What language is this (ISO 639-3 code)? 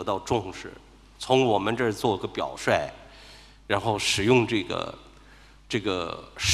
zho